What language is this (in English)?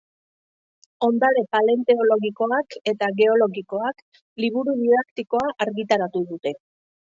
Basque